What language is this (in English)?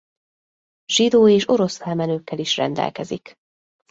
Hungarian